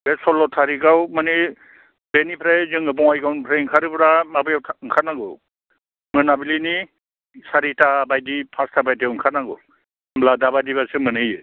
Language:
Bodo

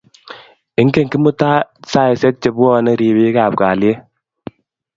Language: Kalenjin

